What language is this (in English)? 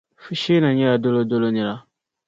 Dagbani